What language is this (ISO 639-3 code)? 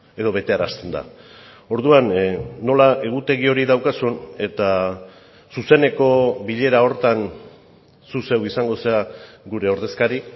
eus